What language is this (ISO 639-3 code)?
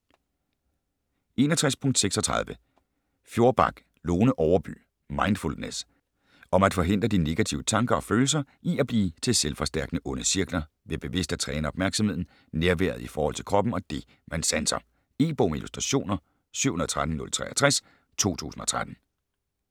dan